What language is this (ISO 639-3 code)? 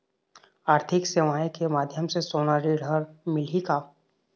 hne